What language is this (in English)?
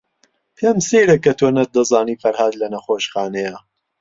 Central Kurdish